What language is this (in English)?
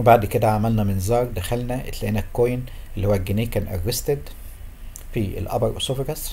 Arabic